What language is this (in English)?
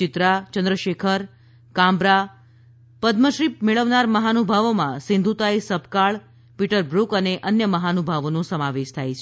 Gujarati